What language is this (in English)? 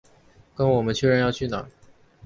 Chinese